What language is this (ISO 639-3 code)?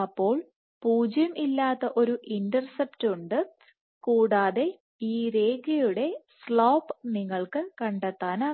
mal